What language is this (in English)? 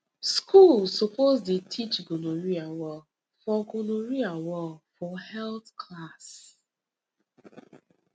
Nigerian Pidgin